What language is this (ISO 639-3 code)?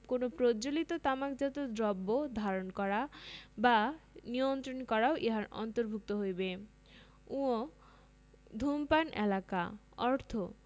ben